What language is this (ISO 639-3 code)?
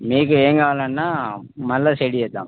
tel